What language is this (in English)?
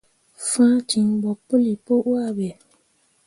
Mundang